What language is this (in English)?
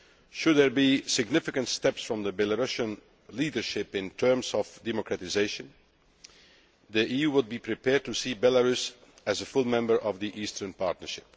English